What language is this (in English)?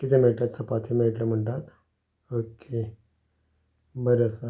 Konkani